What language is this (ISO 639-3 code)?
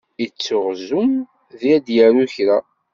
kab